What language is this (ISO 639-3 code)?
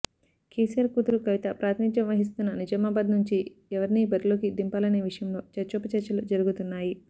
tel